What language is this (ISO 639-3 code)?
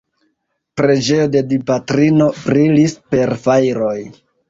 epo